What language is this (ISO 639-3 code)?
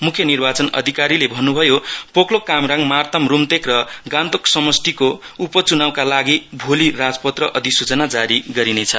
nep